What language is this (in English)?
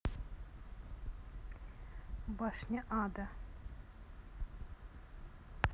Russian